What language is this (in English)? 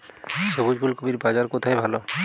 Bangla